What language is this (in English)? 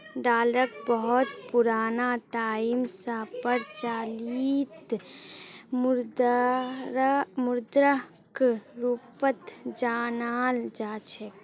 Magahi